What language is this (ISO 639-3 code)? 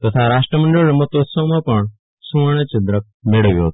guj